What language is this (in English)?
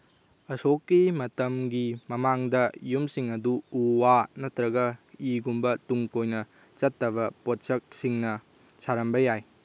Manipuri